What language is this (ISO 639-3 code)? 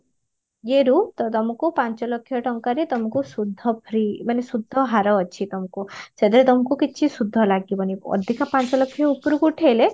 ori